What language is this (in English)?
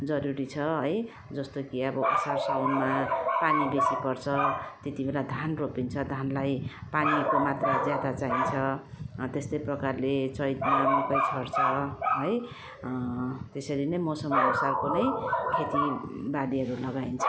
Nepali